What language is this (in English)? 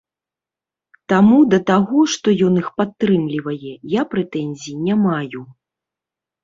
Belarusian